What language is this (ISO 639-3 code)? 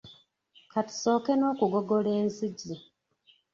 lug